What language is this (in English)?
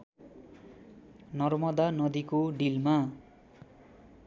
Nepali